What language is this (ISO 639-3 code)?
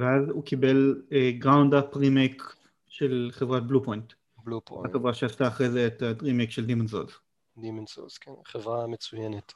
heb